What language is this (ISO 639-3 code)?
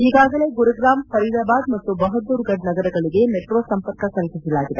kan